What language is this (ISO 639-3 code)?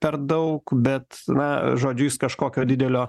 lit